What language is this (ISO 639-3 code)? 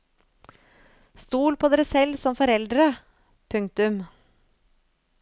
nor